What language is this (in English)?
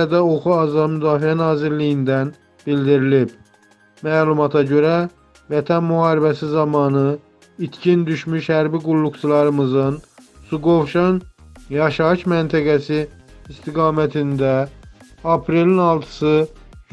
Turkish